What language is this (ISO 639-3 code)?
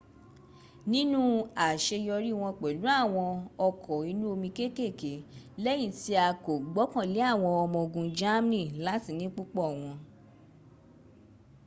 yor